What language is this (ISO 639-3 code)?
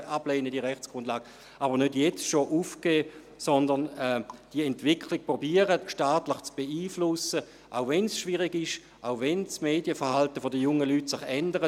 gsw